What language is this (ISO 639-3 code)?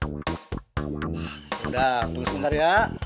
ind